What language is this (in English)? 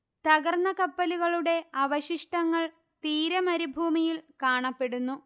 Malayalam